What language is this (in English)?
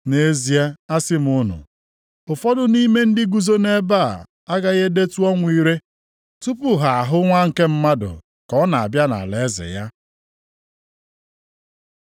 Igbo